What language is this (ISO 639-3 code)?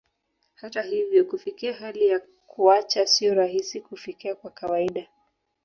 swa